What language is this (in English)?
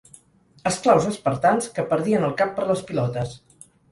Catalan